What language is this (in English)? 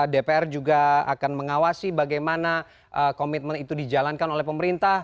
Indonesian